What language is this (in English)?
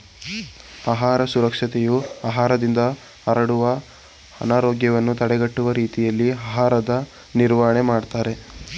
Kannada